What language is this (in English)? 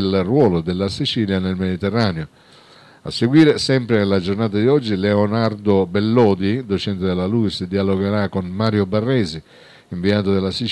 Italian